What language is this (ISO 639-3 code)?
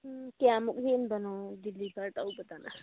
mni